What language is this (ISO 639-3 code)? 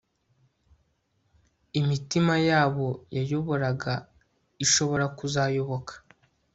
kin